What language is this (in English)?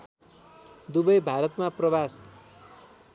Nepali